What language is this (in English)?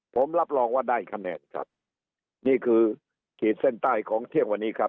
Thai